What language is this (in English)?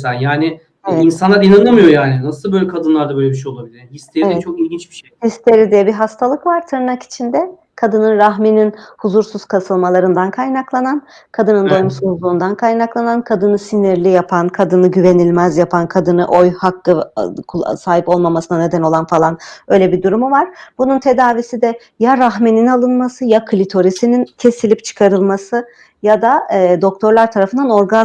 Turkish